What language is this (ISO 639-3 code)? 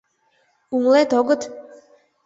chm